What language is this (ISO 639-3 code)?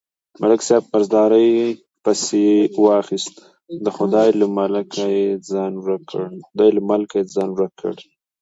pus